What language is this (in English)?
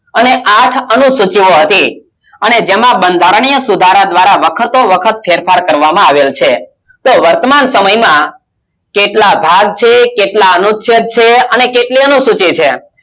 Gujarati